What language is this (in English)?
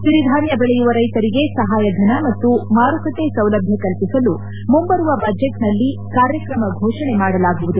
Kannada